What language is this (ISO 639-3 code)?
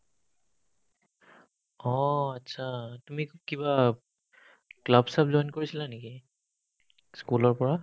asm